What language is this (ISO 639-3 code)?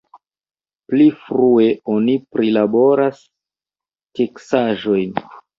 epo